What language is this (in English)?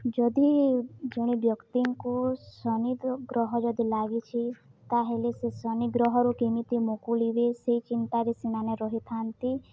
Odia